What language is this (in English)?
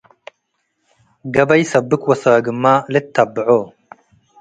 Tigre